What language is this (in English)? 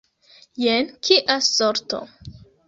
Esperanto